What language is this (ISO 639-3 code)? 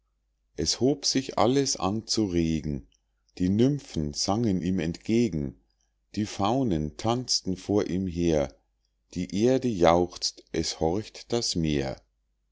deu